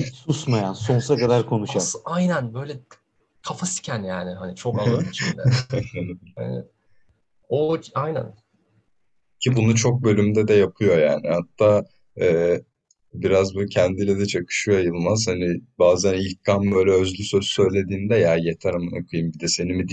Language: Turkish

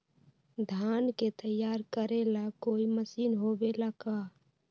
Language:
Magahi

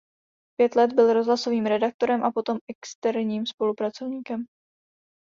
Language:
Czech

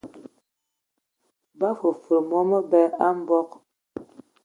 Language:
Ewondo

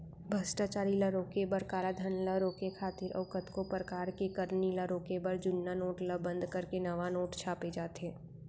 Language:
Chhattisgarhi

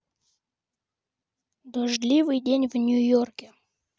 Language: Russian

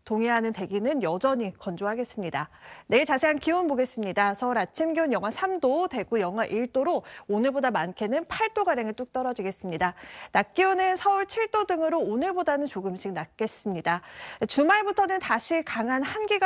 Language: Korean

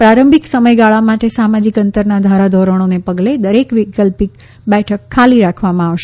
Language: Gujarati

